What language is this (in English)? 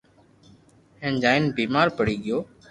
Loarki